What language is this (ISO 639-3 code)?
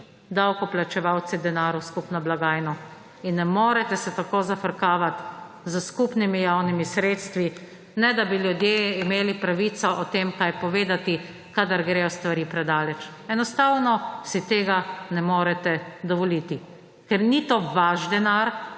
slv